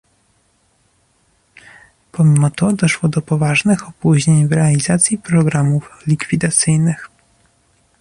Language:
Polish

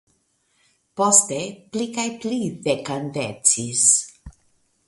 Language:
Esperanto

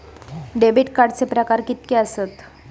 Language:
Marathi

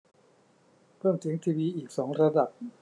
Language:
Thai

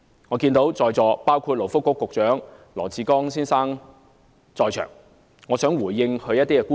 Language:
Cantonese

